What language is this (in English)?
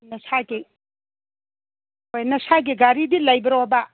Manipuri